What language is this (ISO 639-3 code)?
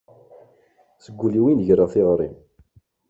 kab